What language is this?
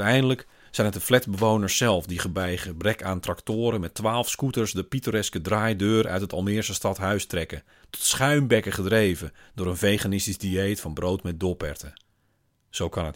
Dutch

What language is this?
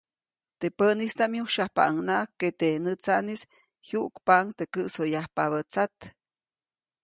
Copainalá Zoque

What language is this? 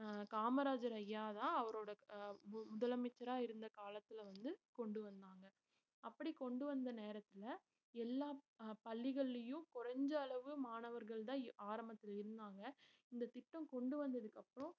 Tamil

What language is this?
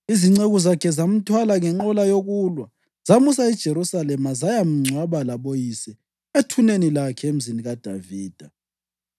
North Ndebele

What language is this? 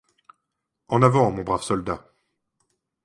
French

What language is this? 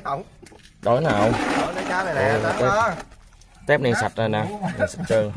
Vietnamese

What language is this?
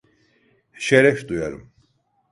Turkish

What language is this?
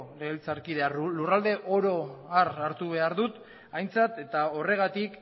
Basque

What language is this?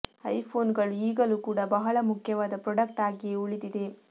Kannada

